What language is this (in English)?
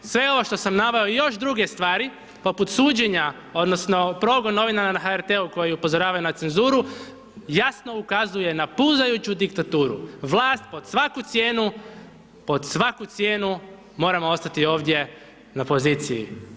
Croatian